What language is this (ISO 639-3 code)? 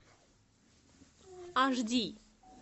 rus